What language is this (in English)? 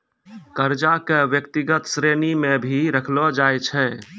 Maithili